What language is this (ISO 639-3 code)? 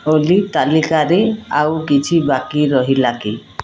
ori